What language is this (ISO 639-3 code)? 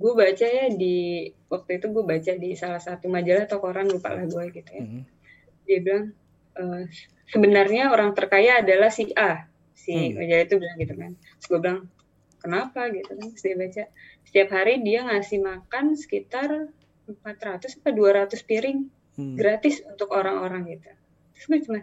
ind